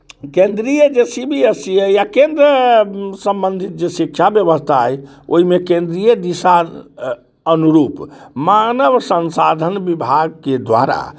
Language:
Maithili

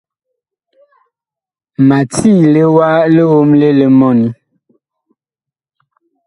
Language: Bakoko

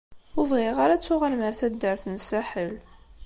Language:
Kabyle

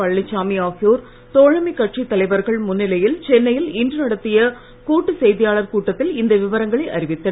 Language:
Tamil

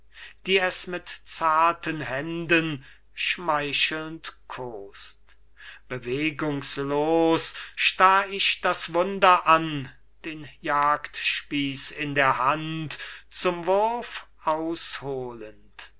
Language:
German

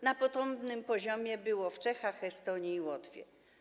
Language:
Polish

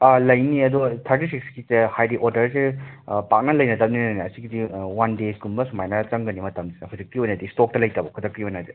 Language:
Manipuri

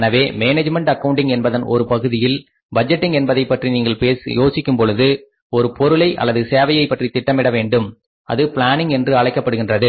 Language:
Tamil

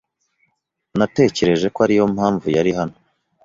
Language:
Kinyarwanda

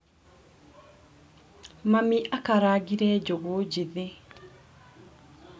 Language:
Kikuyu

